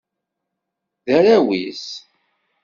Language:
Kabyle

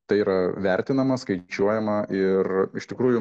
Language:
Lithuanian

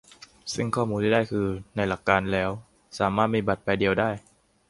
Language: Thai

